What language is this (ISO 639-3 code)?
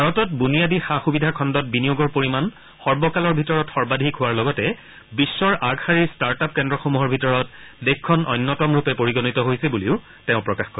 asm